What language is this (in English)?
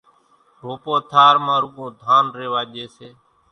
Kachi Koli